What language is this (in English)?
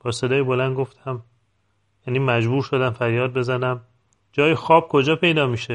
Persian